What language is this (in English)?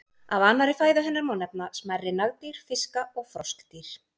Icelandic